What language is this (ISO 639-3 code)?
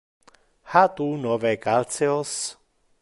ina